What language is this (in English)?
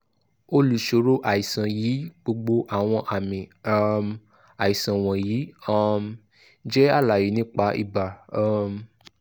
Yoruba